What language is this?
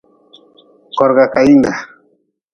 Nawdm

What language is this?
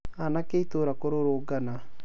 Kikuyu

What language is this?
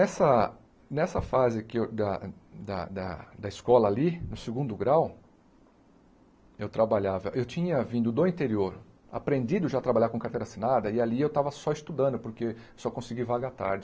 Portuguese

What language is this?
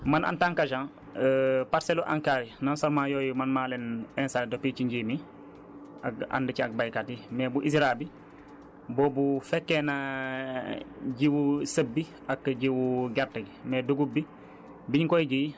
Wolof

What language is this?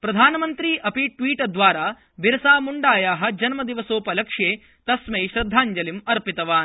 Sanskrit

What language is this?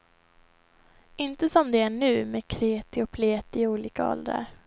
Swedish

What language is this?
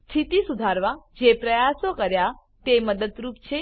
Gujarati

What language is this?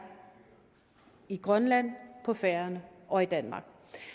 Danish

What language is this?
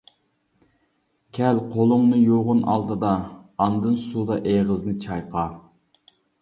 Uyghur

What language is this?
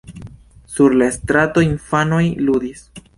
Esperanto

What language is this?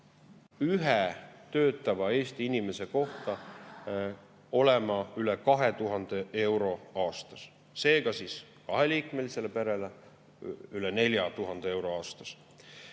Estonian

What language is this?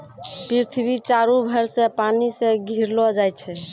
Maithili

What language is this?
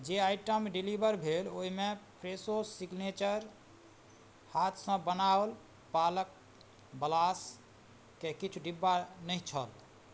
Maithili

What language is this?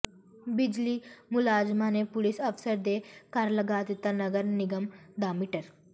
Punjabi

